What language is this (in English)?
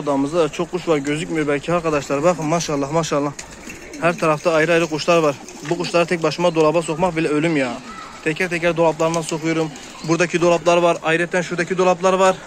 Turkish